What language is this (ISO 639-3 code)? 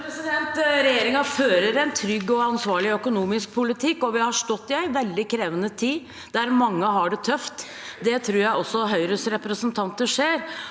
nor